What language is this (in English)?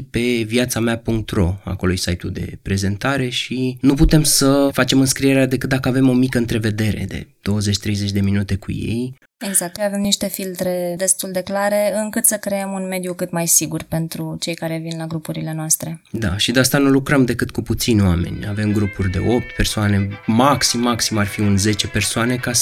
Romanian